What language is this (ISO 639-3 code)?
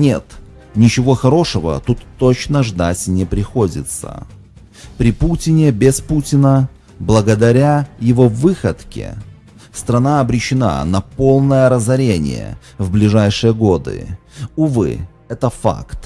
rus